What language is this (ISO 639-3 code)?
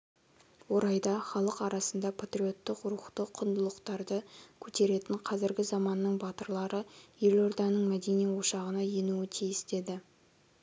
kaz